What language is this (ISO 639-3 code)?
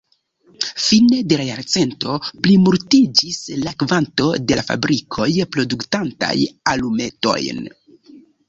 epo